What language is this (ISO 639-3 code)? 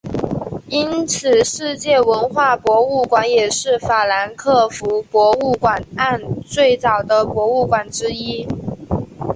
zho